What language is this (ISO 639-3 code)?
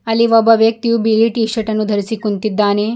kan